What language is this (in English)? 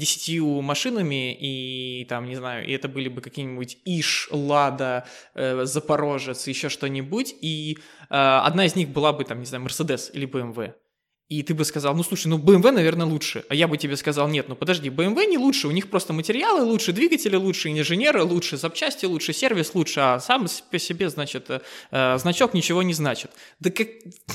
Russian